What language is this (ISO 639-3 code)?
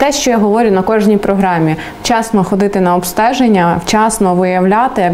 ukr